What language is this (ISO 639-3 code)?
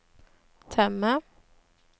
nor